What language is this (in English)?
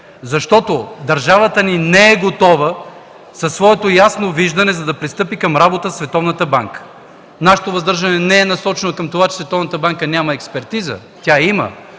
Bulgarian